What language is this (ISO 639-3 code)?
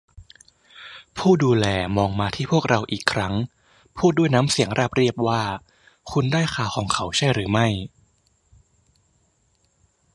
tha